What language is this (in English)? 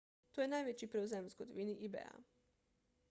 Slovenian